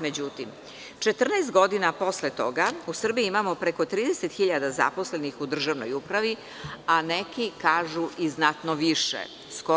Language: Serbian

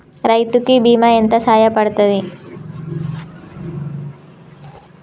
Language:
Telugu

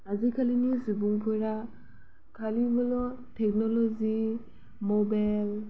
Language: Bodo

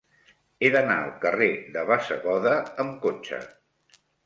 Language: Catalan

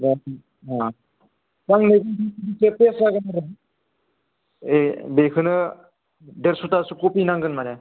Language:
Bodo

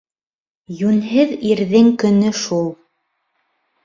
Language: Bashkir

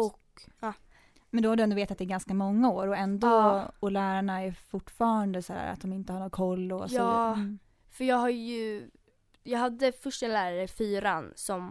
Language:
Swedish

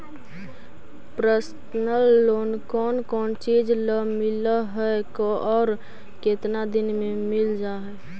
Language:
Magahi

